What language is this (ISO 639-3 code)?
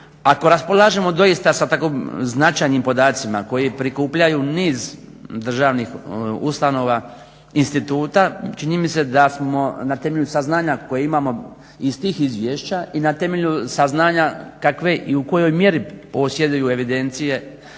hrv